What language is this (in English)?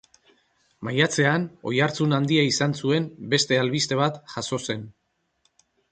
Basque